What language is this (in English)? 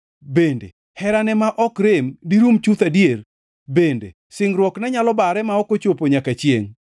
Luo (Kenya and Tanzania)